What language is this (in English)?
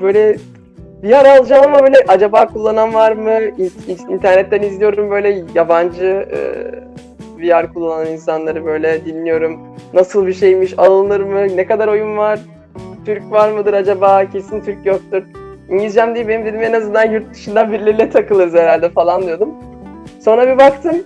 Turkish